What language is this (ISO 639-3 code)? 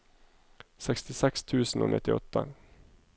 nor